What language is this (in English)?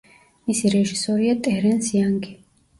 Georgian